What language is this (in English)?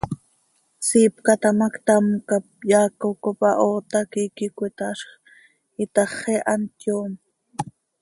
Seri